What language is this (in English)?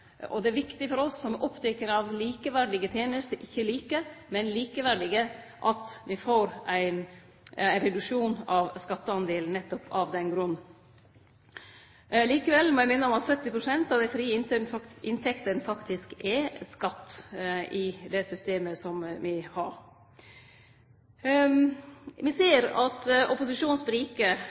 Norwegian Nynorsk